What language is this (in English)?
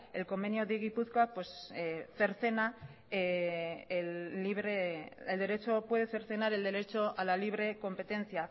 Spanish